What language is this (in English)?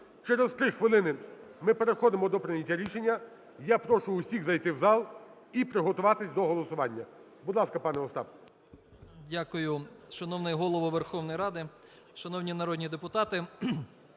Ukrainian